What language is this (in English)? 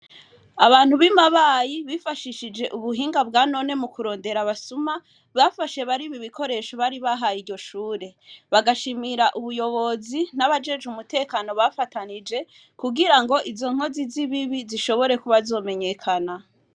Rundi